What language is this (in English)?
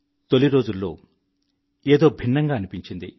Telugu